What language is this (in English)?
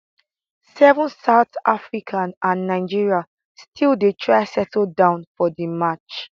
Nigerian Pidgin